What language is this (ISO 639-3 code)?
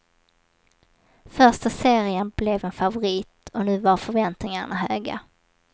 swe